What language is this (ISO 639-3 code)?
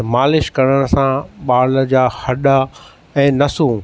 snd